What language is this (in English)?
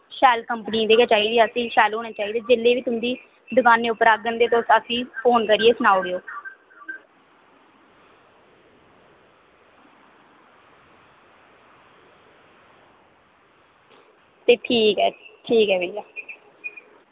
Dogri